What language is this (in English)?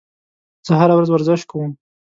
Pashto